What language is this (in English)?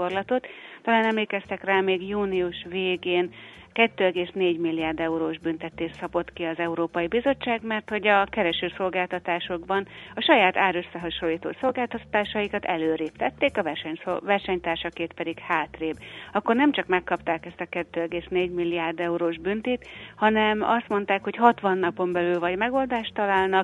Hungarian